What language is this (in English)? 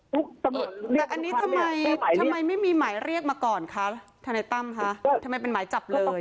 Thai